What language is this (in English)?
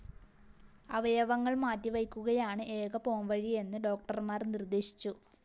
Malayalam